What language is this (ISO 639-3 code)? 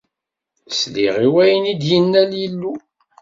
kab